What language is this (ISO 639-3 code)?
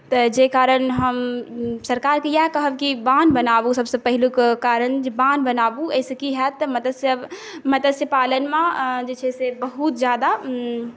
mai